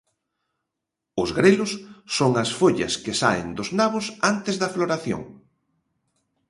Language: Galician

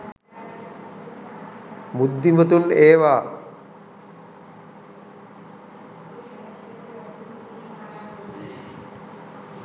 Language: Sinhala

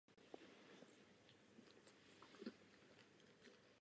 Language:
Czech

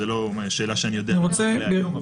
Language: Hebrew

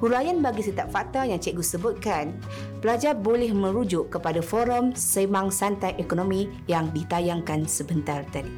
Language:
Malay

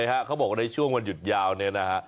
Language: Thai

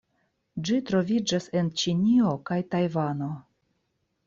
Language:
Esperanto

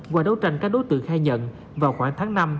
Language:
Vietnamese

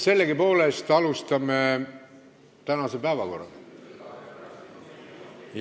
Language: Estonian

